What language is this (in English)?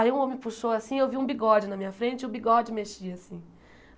Portuguese